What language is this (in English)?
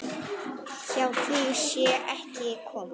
Icelandic